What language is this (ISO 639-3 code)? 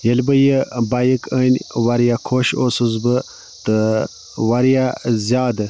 kas